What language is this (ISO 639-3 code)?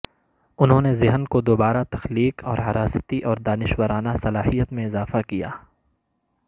urd